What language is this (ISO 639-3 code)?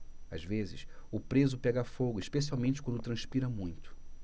por